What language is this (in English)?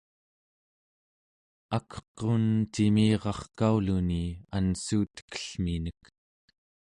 Central Yupik